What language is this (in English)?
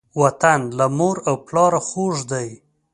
Pashto